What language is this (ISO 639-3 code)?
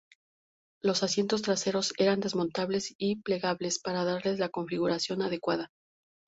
spa